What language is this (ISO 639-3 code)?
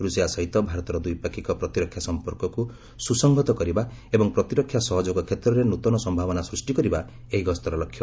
ori